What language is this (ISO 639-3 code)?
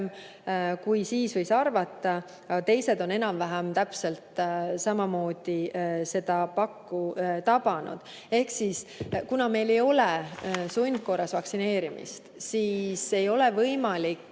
est